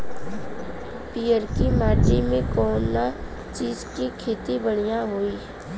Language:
Bhojpuri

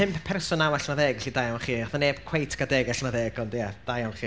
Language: Welsh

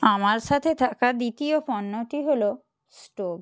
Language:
Bangla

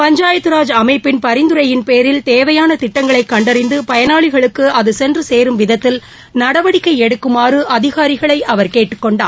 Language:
Tamil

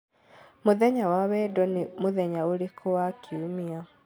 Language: Kikuyu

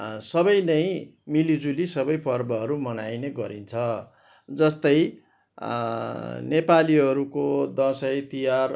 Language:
Nepali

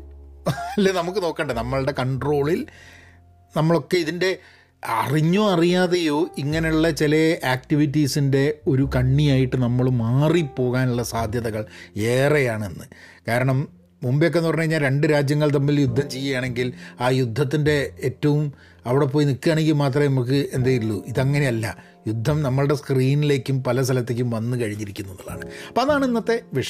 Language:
Malayalam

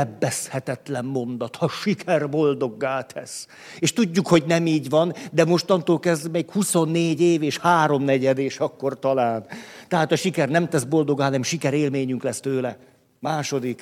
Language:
Hungarian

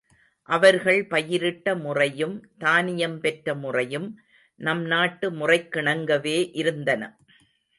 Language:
Tamil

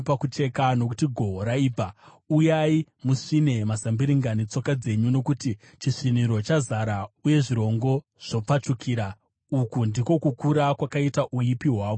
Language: Shona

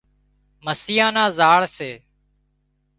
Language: Wadiyara Koli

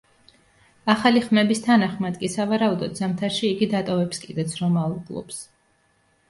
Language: Georgian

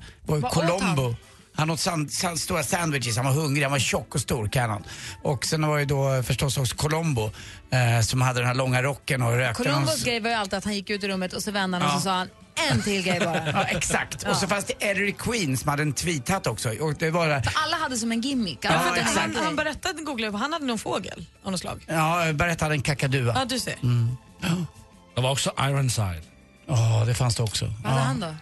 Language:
Swedish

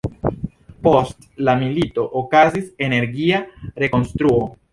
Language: Esperanto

